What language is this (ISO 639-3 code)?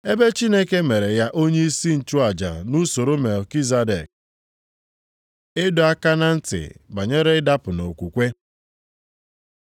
ibo